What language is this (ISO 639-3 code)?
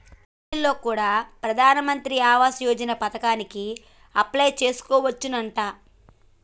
tel